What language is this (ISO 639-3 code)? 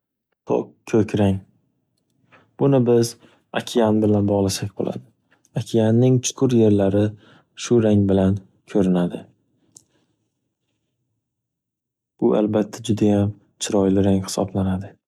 uzb